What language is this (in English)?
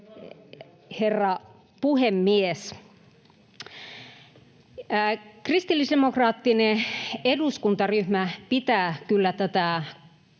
Finnish